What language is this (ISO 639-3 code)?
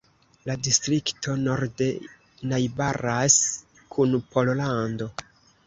epo